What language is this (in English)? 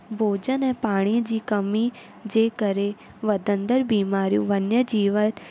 Sindhi